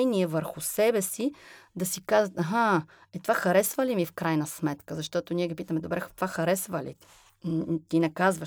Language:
Bulgarian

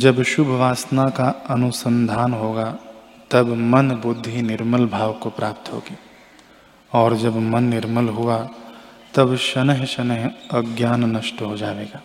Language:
Hindi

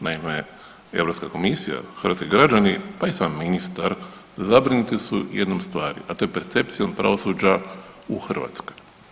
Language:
Croatian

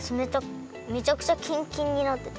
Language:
Japanese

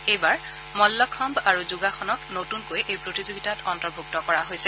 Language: Assamese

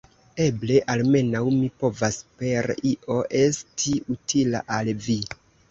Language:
Esperanto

